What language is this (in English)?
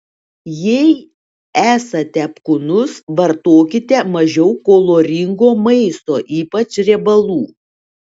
Lithuanian